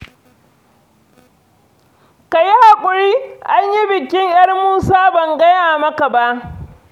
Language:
Hausa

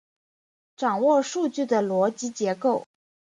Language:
Chinese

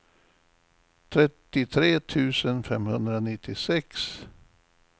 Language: Swedish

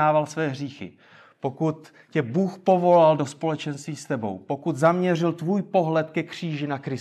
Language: Czech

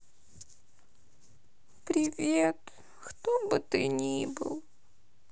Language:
Russian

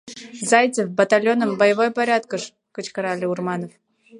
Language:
Mari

